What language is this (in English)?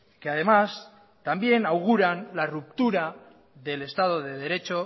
Spanish